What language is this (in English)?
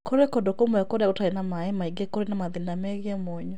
Kikuyu